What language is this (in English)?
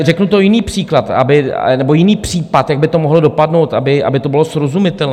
Czech